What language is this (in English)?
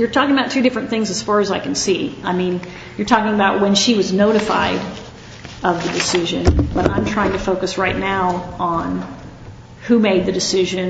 English